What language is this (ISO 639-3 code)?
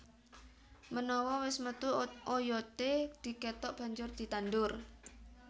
jav